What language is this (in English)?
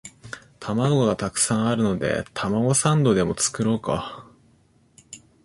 Japanese